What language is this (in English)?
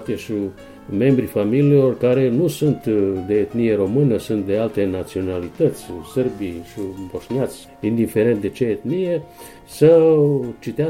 Romanian